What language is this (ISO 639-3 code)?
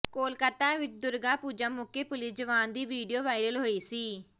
pan